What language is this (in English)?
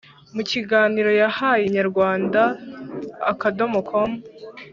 Kinyarwanda